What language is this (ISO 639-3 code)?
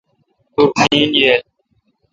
xka